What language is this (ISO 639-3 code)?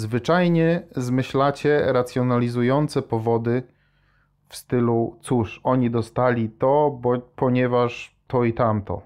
pol